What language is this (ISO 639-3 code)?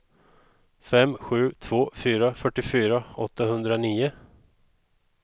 swe